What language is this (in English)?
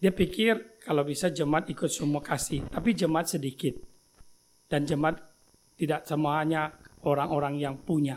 Indonesian